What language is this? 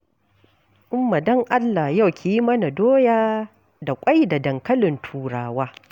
Hausa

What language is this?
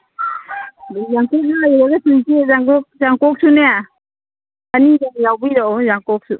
Manipuri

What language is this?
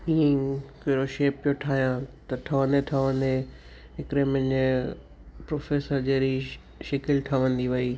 Sindhi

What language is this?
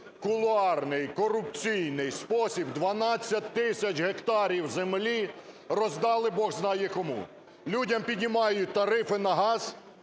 Ukrainian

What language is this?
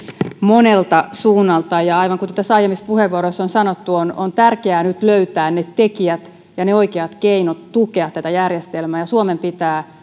Finnish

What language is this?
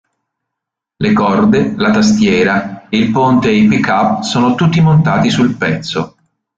Italian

